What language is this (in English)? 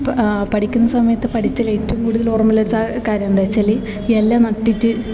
Malayalam